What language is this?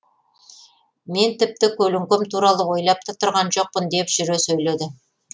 Kazakh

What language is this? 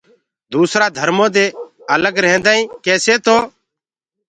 Gurgula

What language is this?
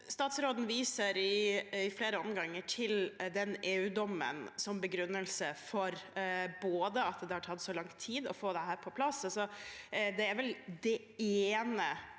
Norwegian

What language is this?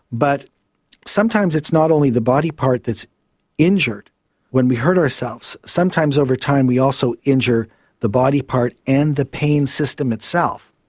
English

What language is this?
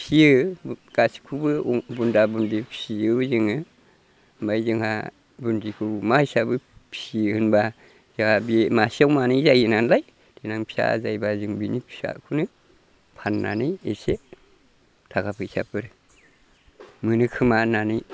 Bodo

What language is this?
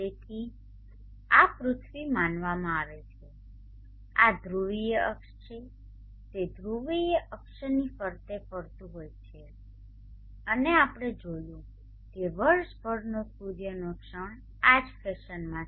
Gujarati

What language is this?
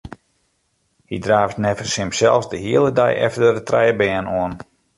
Western Frisian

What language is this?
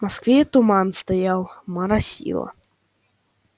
Russian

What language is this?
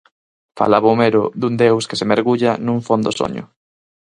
Galician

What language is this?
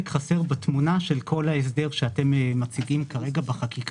Hebrew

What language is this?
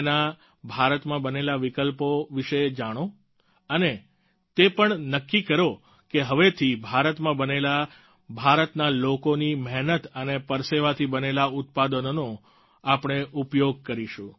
Gujarati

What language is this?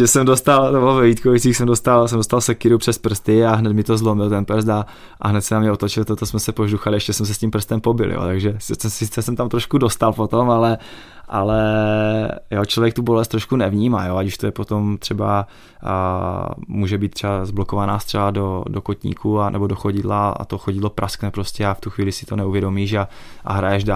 Czech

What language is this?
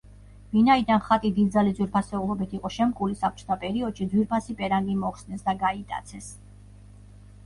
Georgian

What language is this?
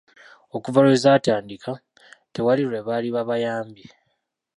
Ganda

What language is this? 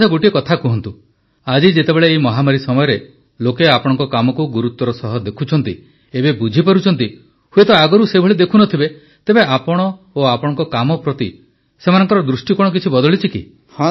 Odia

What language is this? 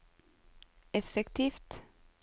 Norwegian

